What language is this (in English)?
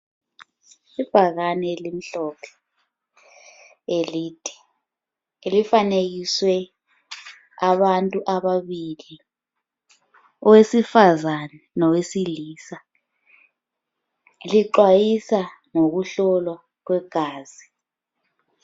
North Ndebele